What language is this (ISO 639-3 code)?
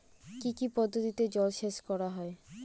ben